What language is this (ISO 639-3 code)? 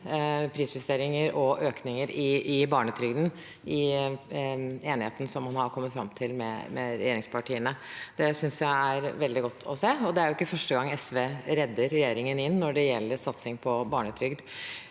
nor